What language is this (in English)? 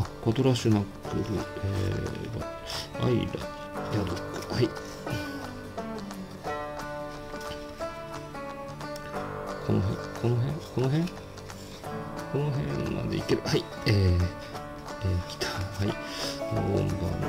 Japanese